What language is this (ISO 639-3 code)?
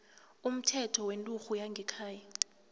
nbl